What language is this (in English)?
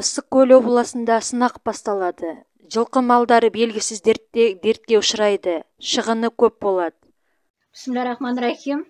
Turkish